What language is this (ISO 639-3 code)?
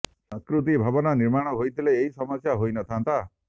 ori